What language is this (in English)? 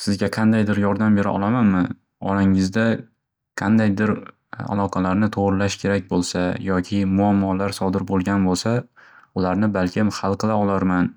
Uzbek